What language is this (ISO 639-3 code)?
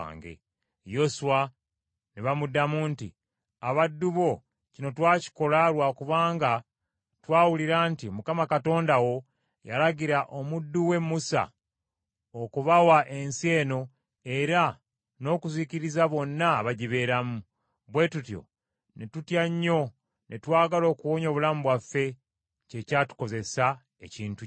lug